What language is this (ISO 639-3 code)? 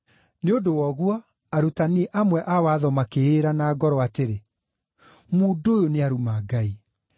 kik